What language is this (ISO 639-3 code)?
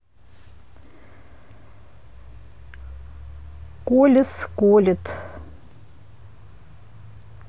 rus